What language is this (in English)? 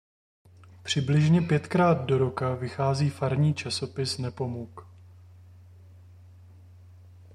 Czech